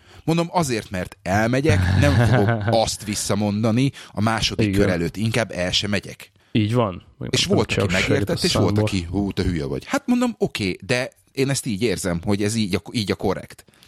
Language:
Hungarian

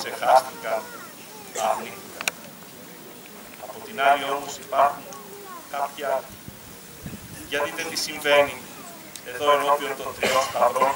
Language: Greek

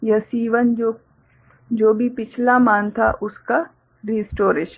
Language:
Hindi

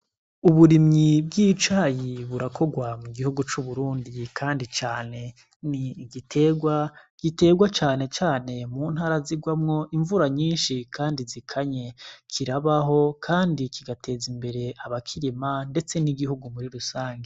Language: Rundi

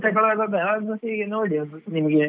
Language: Kannada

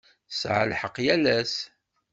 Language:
Kabyle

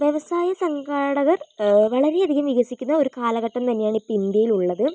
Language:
Malayalam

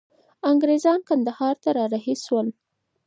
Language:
Pashto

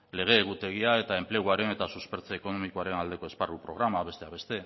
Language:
Basque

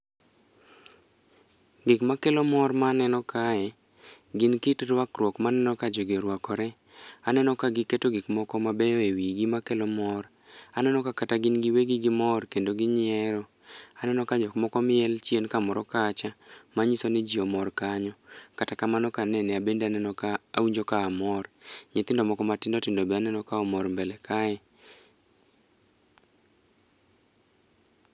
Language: Luo (Kenya and Tanzania)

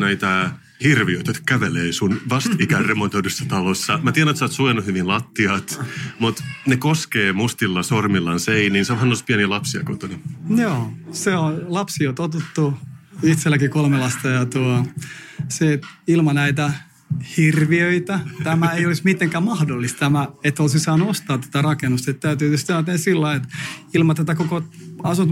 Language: Finnish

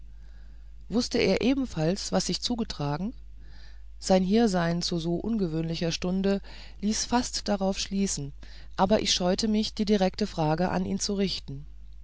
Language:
German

